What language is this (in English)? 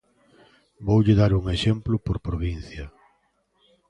Galician